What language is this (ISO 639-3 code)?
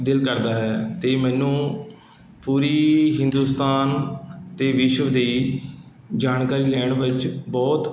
pan